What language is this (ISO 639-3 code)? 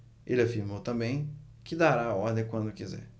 por